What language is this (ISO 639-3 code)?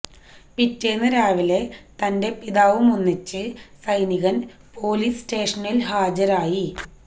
mal